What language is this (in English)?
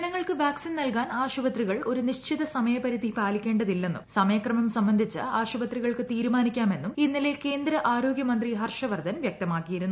Malayalam